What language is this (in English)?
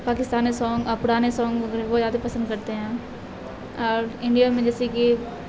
Urdu